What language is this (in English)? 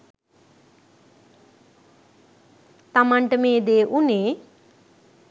Sinhala